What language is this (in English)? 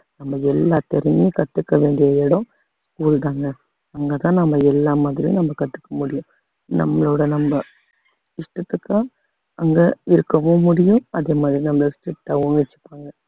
Tamil